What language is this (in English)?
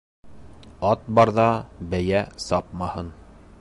Bashkir